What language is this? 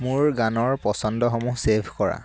Assamese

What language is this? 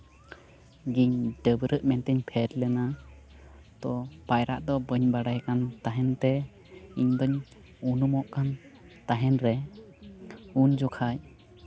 Santali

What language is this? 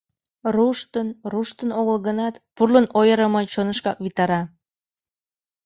Mari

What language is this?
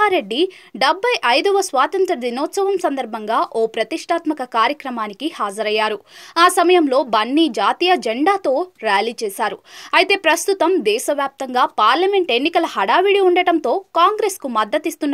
Telugu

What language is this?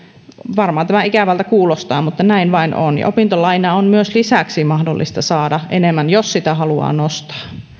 Finnish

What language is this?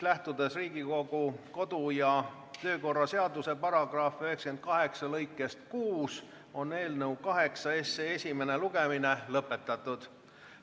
Estonian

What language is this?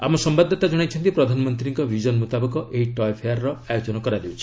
Odia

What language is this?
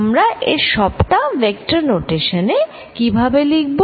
Bangla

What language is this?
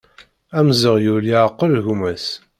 Kabyle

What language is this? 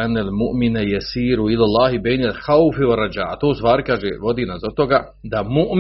Croatian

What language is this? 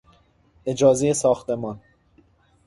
Persian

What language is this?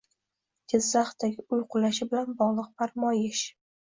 Uzbek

